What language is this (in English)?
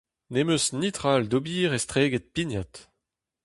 Breton